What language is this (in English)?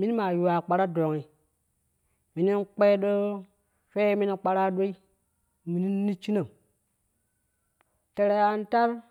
Kushi